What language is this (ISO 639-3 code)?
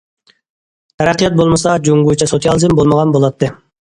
uig